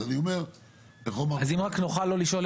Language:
Hebrew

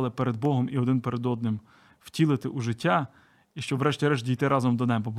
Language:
Ukrainian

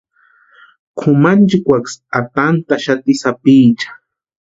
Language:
Western Highland Purepecha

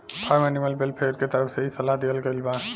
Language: Bhojpuri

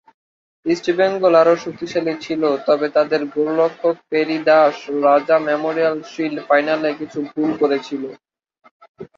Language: Bangla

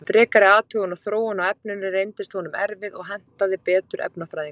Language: Icelandic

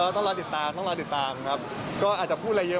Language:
Thai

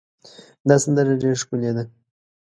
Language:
Pashto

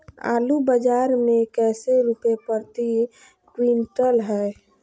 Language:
Magahi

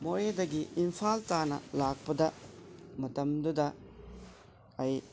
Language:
Manipuri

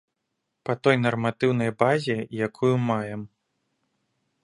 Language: Belarusian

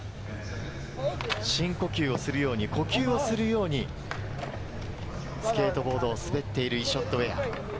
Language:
Japanese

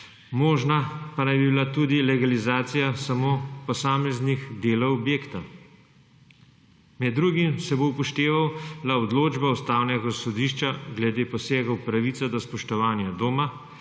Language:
Slovenian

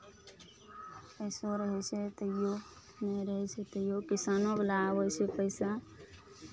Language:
Maithili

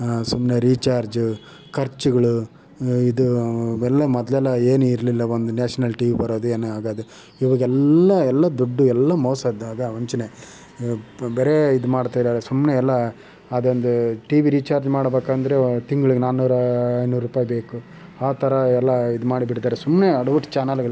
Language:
Kannada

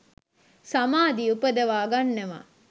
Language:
Sinhala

